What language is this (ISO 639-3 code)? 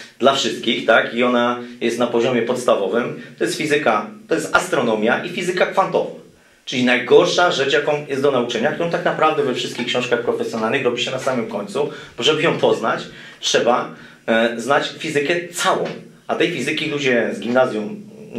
pol